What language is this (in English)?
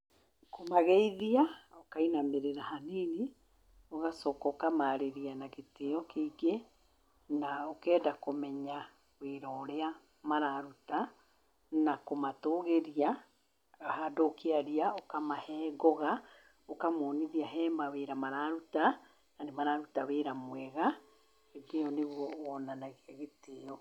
Kikuyu